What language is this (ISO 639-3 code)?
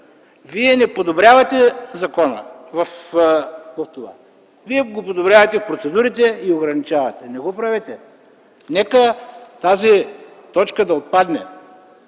bul